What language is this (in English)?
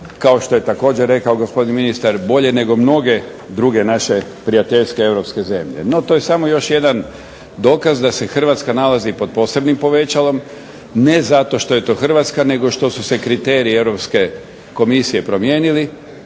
Croatian